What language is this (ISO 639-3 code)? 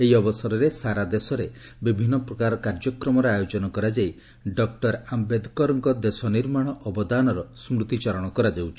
ori